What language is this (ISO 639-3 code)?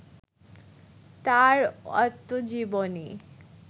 ben